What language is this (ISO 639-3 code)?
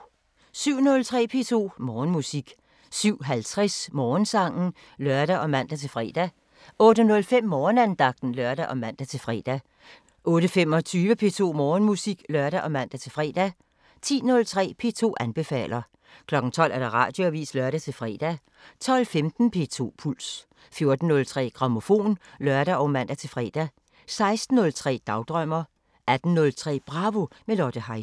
dan